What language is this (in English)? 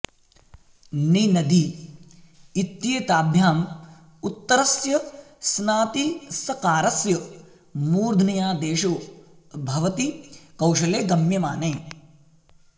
Sanskrit